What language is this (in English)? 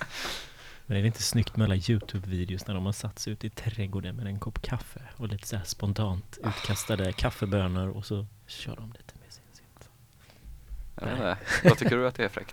Swedish